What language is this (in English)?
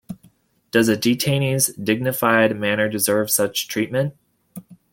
English